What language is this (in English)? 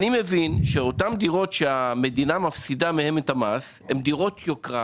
Hebrew